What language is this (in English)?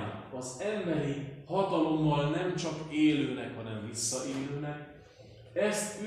Hungarian